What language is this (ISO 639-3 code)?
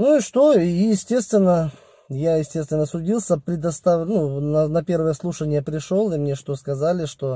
rus